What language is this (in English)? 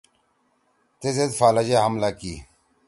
Torwali